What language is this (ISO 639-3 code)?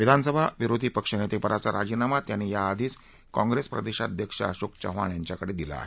mar